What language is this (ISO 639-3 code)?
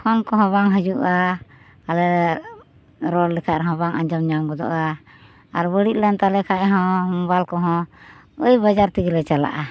sat